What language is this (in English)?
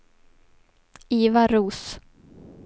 Swedish